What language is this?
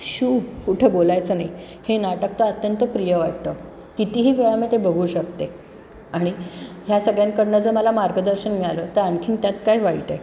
Marathi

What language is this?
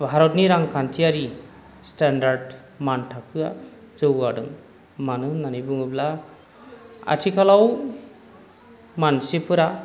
Bodo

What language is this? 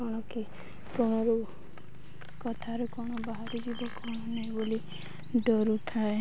Odia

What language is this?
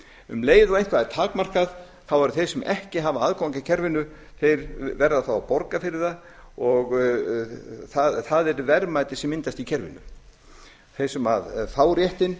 Icelandic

